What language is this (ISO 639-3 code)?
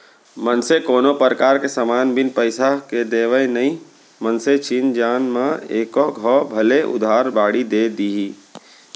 hne